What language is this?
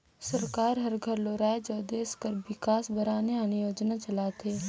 Chhattisgarhi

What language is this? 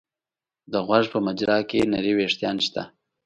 Pashto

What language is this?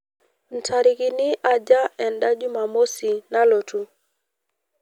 Masai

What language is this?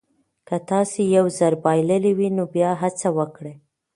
Pashto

